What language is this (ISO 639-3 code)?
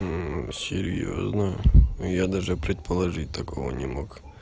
rus